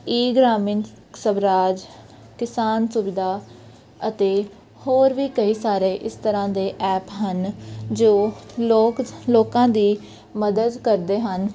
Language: Punjabi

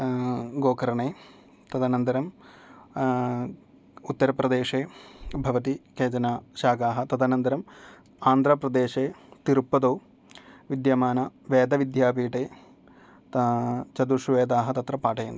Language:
Sanskrit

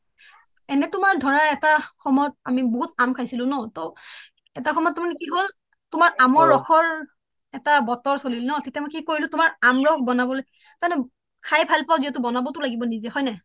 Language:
Assamese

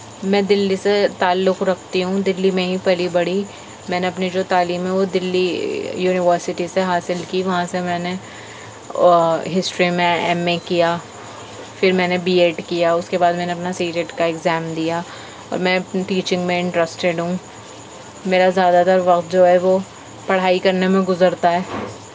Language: Urdu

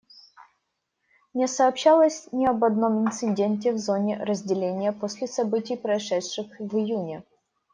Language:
Russian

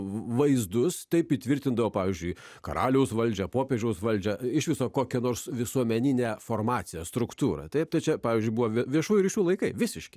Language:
Lithuanian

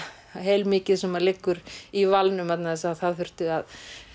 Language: Icelandic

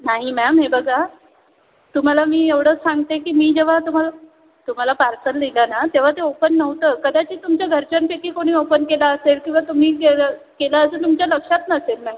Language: Marathi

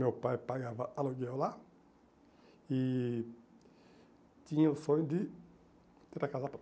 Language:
Portuguese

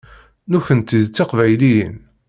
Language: Kabyle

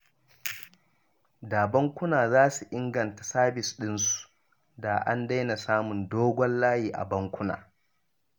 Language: Hausa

